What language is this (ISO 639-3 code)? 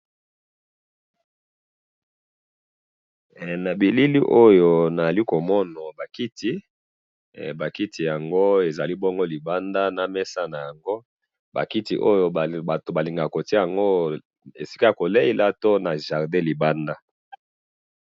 lin